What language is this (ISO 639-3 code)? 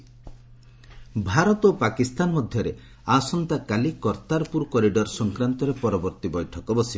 ori